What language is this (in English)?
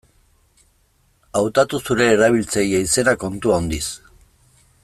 Basque